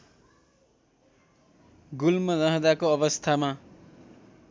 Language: Nepali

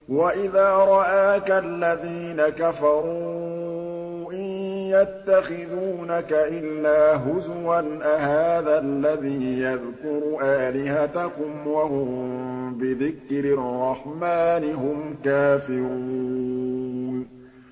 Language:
Arabic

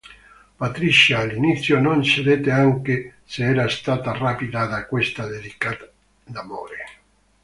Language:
Italian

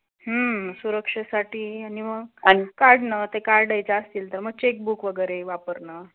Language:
Marathi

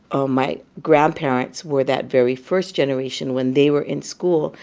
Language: English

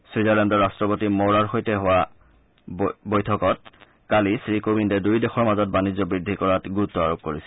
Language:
Assamese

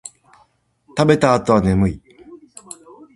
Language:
Japanese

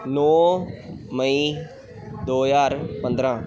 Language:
Punjabi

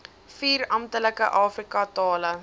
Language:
Afrikaans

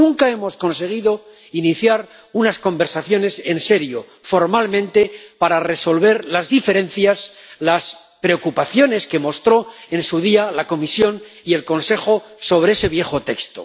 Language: Spanish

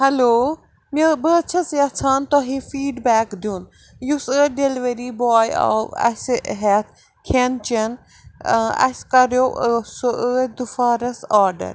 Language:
Kashmiri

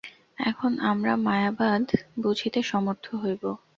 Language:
Bangla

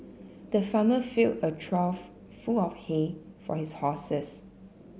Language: English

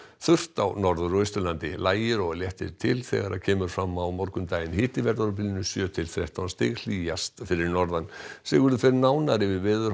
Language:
Icelandic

